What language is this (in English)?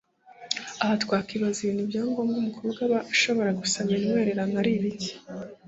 Kinyarwanda